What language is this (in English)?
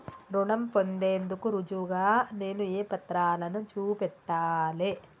Telugu